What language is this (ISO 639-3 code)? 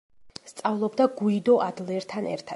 kat